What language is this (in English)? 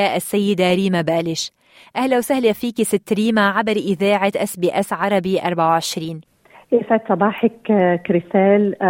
Arabic